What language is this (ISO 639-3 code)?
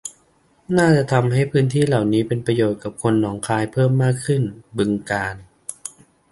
tha